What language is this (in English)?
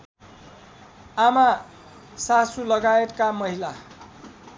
Nepali